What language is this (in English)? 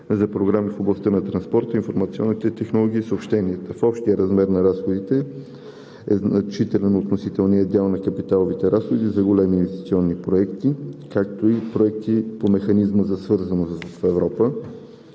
Bulgarian